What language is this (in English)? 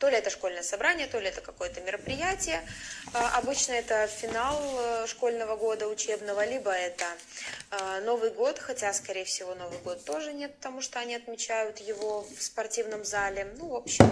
Russian